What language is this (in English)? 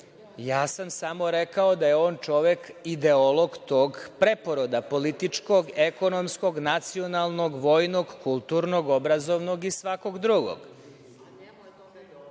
Serbian